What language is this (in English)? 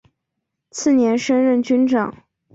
Chinese